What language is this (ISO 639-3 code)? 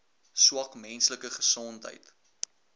afr